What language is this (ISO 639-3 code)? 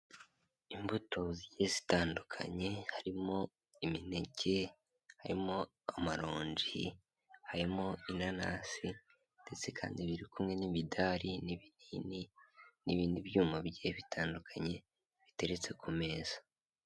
kin